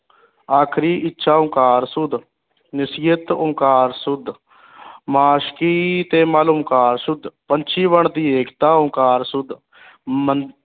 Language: Punjabi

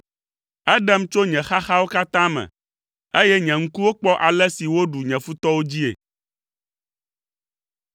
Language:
Ewe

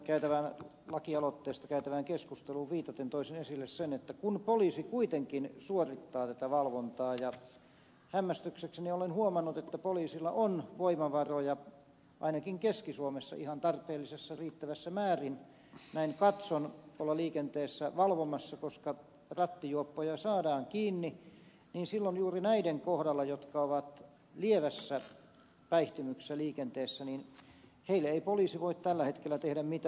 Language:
Finnish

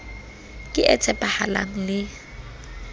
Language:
Southern Sotho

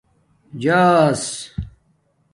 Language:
Domaaki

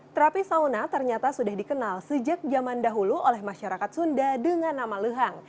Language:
Indonesian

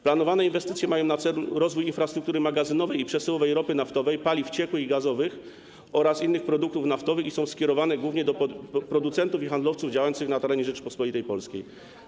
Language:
Polish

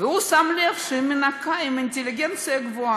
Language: Hebrew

